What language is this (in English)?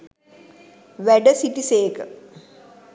Sinhala